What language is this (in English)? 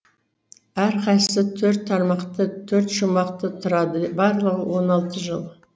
Kazakh